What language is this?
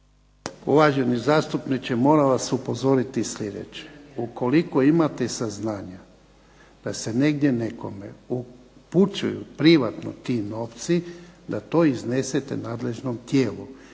Croatian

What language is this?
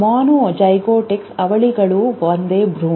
Kannada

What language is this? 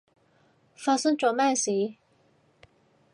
Cantonese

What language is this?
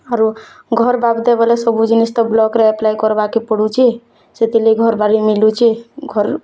Odia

